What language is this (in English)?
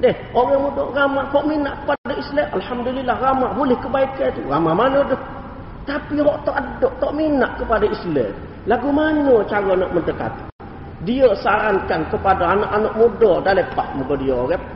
Malay